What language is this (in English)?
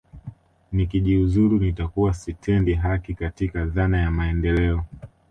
Swahili